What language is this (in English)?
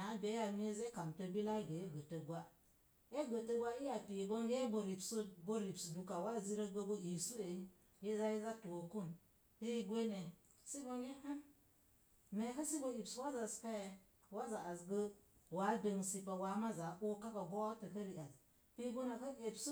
Mom Jango